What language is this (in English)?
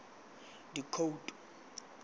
Tswana